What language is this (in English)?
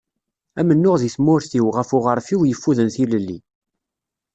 Kabyle